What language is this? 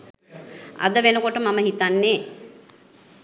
Sinhala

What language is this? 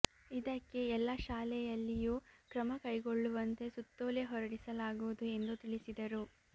Kannada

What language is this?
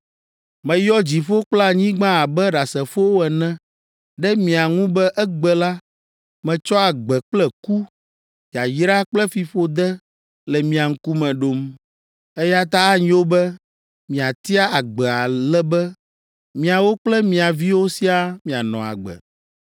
Ewe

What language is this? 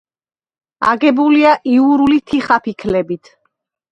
Georgian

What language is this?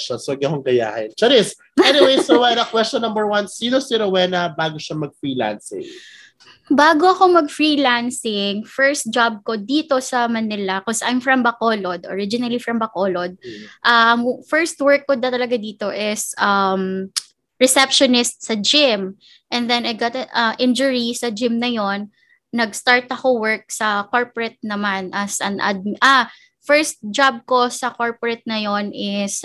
Filipino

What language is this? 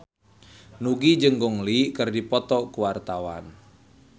Sundanese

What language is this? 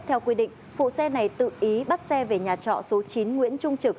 Vietnamese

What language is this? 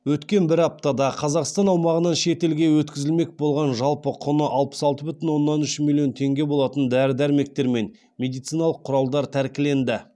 Kazakh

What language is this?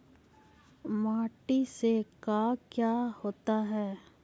Magahi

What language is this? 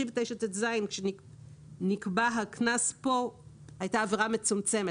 Hebrew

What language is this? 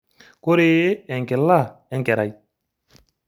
Masai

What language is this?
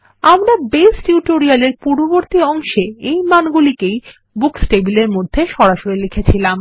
Bangla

